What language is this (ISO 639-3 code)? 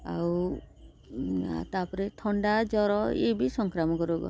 ori